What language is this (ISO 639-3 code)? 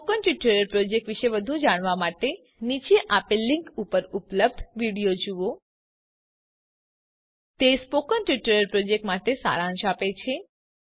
guj